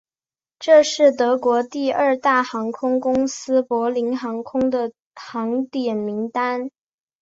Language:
Chinese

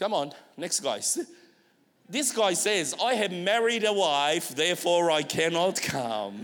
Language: English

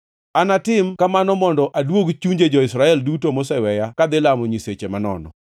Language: Luo (Kenya and Tanzania)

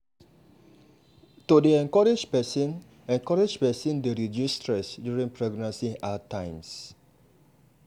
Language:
Nigerian Pidgin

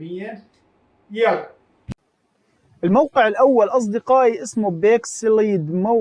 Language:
Arabic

